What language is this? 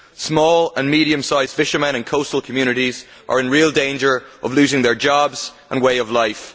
English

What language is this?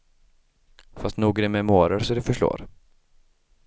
Swedish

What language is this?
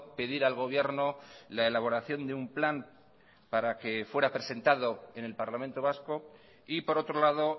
Spanish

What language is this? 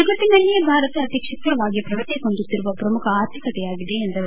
Kannada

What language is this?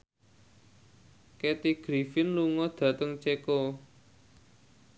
Javanese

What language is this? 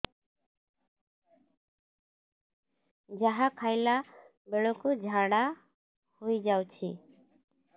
Odia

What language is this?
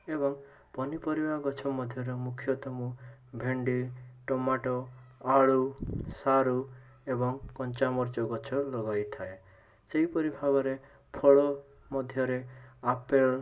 Odia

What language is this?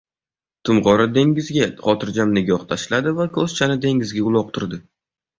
Uzbek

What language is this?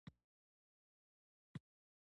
Pashto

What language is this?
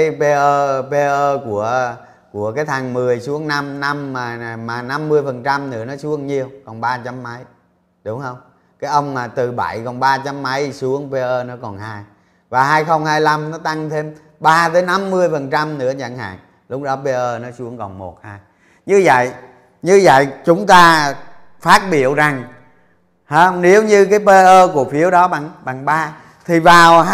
Vietnamese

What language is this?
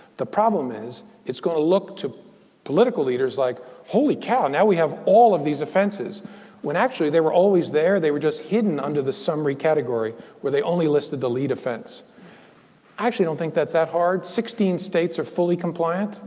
English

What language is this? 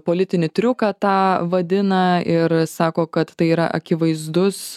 Lithuanian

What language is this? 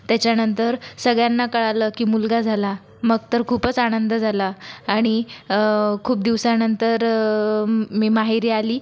Marathi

